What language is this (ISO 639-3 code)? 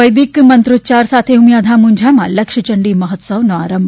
guj